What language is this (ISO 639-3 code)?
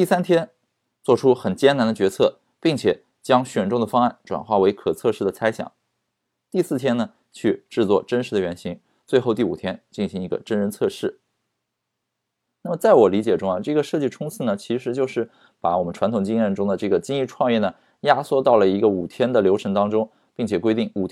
zho